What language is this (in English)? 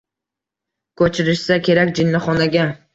Uzbek